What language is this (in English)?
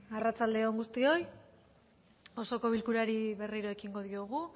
Basque